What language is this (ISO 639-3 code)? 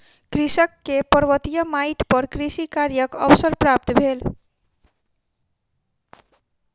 mai